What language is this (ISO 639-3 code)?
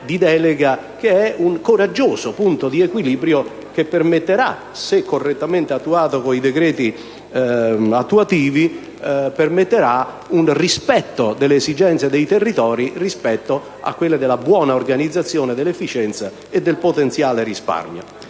ita